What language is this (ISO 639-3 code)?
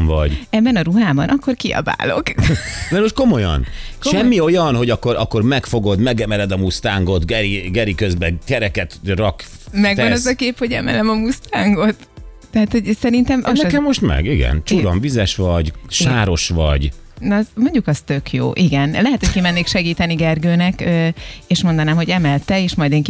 hun